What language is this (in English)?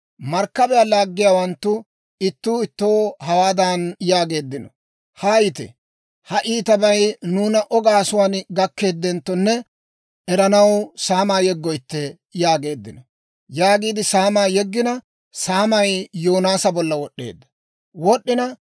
Dawro